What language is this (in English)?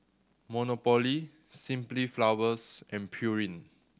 English